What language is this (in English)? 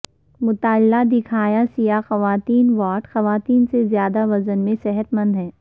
Urdu